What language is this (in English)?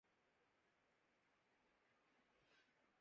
Urdu